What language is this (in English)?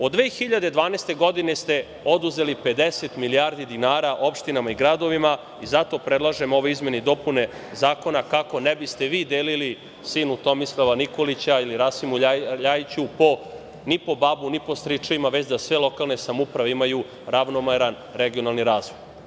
Serbian